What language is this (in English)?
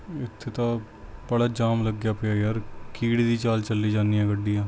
Punjabi